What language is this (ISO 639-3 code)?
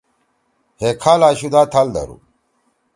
trw